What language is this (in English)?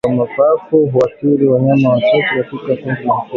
Swahili